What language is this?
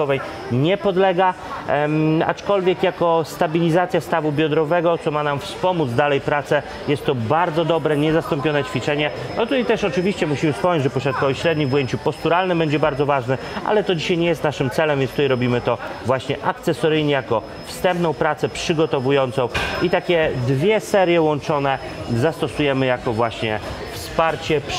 Polish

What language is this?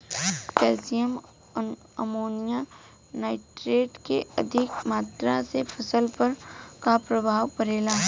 Bhojpuri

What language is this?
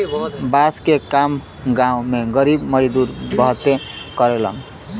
Bhojpuri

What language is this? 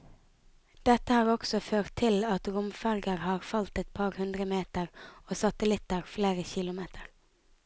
Norwegian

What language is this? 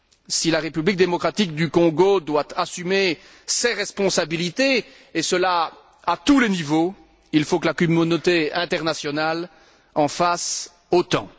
French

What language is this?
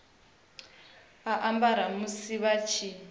Venda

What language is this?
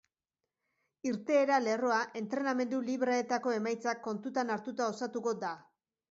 Basque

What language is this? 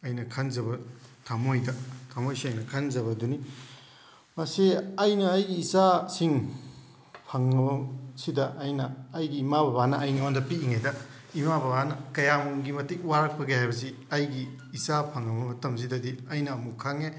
Manipuri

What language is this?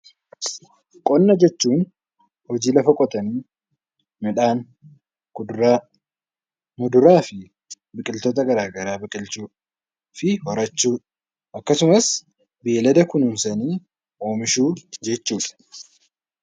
Oromo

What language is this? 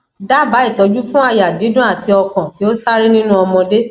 Yoruba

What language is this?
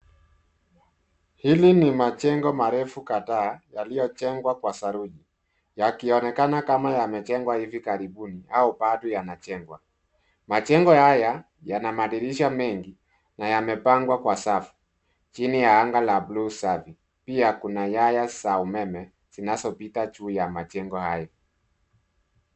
Swahili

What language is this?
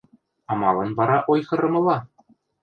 Western Mari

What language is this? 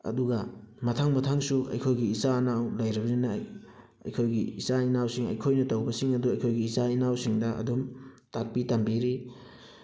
Manipuri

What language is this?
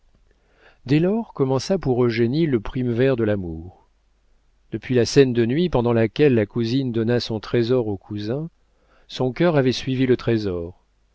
French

